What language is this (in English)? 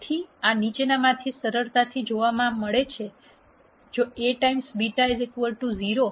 Gujarati